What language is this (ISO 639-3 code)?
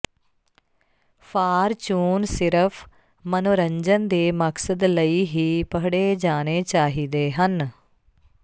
pan